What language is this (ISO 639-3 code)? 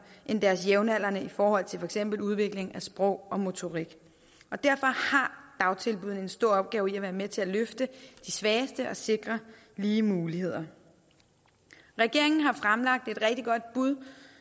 dan